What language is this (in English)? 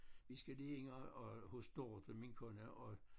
Danish